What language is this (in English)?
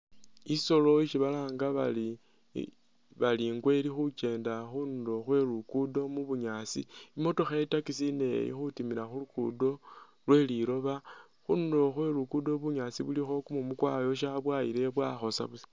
Masaaba